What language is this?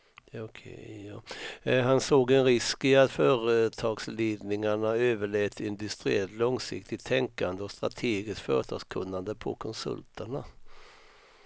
Swedish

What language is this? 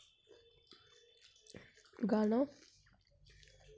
Dogri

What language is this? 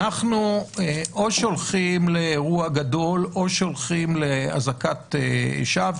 Hebrew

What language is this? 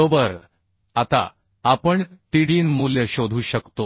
Marathi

